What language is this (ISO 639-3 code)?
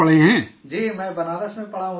urd